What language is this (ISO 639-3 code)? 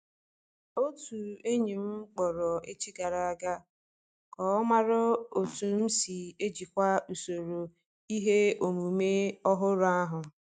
ibo